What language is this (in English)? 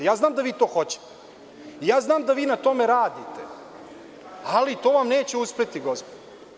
Serbian